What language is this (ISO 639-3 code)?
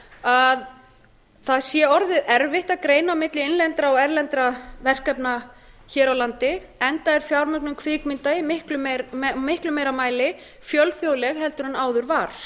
isl